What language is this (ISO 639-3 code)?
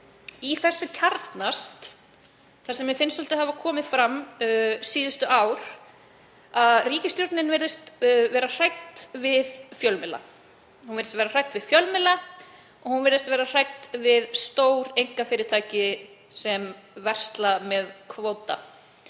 isl